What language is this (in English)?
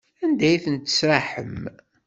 Kabyle